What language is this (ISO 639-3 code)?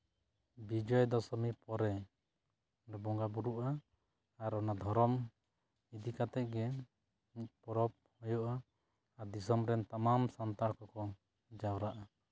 sat